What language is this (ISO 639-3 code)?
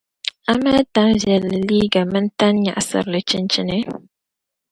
dag